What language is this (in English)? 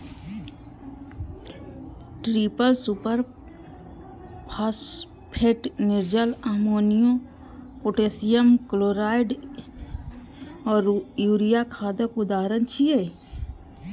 Maithili